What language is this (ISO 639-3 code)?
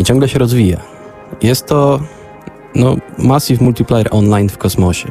pol